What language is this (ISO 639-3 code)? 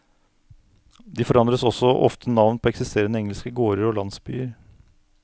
nor